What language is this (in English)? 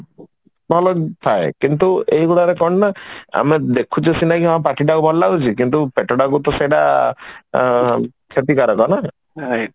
Odia